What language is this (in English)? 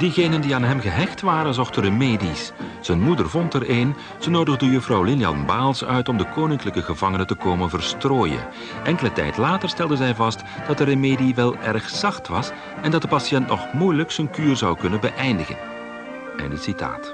Dutch